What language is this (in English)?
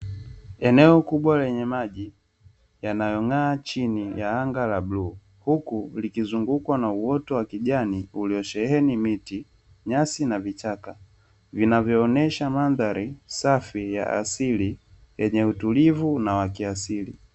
Swahili